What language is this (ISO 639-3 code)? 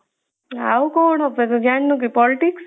ori